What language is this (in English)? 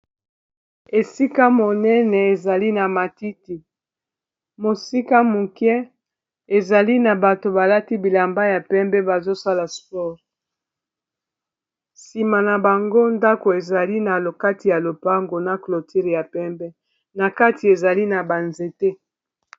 Lingala